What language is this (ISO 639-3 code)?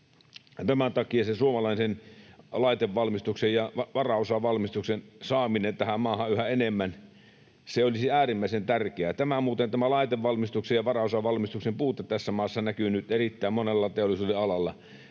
fin